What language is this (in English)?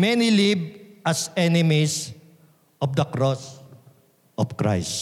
Filipino